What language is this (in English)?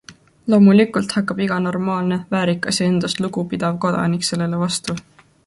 Estonian